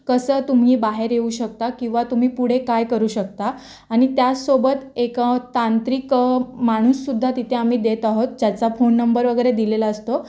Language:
Marathi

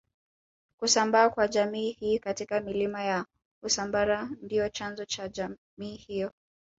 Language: Swahili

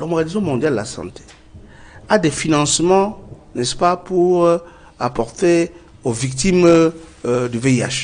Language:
French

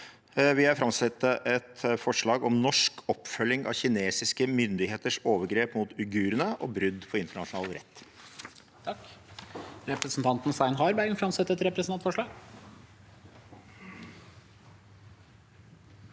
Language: Norwegian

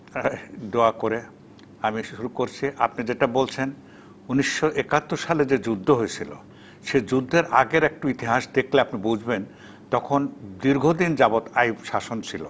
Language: Bangla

